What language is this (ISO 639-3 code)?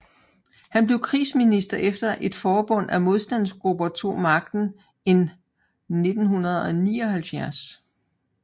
dan